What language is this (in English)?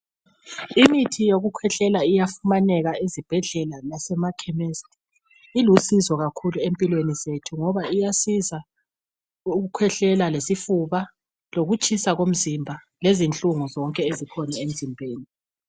North Ndebele